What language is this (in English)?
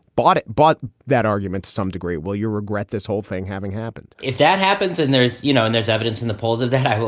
English